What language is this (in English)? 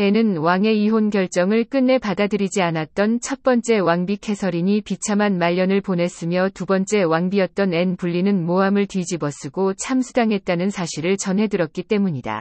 Korean